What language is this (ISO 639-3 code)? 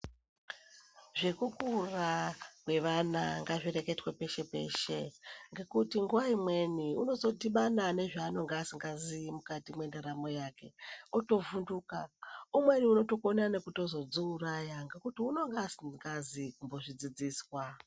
ndc